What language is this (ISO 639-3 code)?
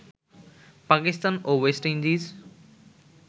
ben